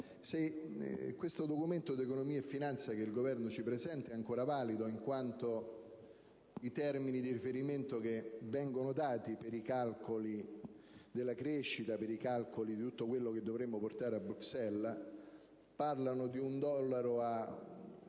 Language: Italian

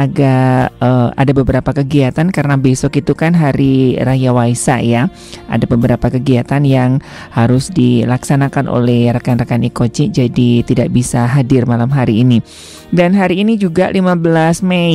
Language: Indonesian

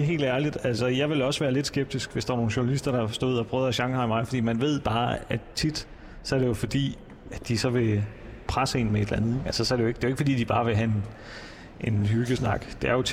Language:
Danish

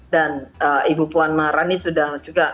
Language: Indonesian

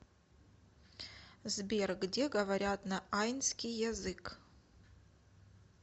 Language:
Russian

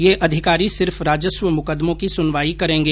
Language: Hindi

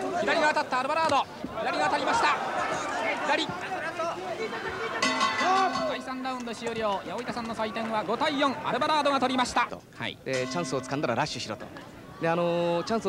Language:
Japanese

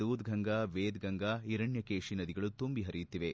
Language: Kannada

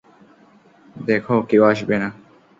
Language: Bangla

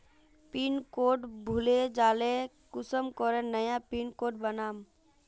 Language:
Magahi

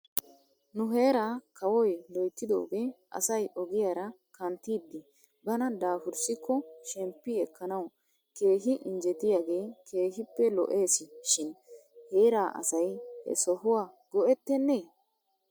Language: Wolaytta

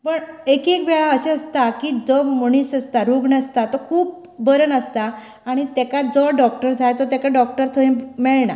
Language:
Konkani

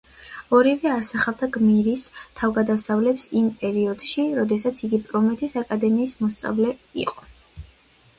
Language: Georgian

